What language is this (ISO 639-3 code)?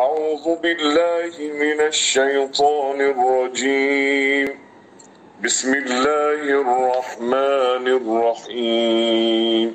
ara